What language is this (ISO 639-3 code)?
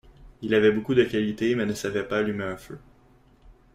fra